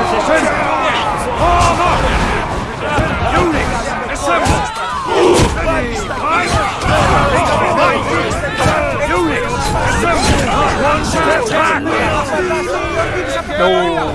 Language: Vietnamese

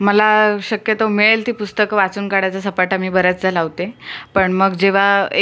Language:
Marathi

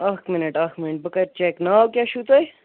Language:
Kashmiri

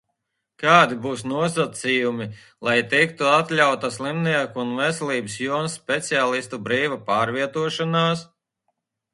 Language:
Latvian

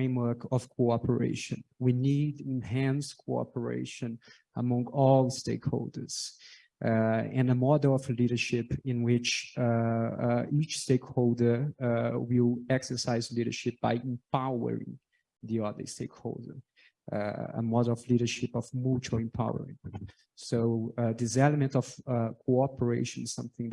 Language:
English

